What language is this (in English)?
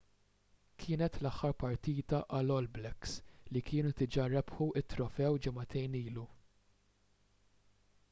Maltese